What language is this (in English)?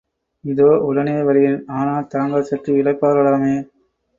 Tamil